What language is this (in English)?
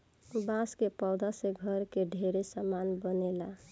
Bhojpuri